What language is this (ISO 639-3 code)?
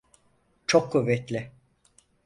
tur